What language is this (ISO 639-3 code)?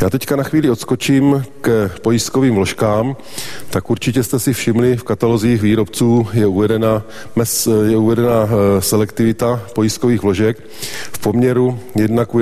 ces